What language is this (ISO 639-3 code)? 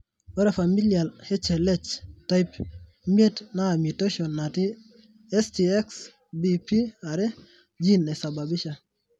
mas